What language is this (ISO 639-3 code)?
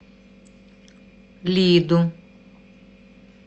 rus